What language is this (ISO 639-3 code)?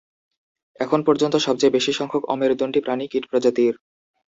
ben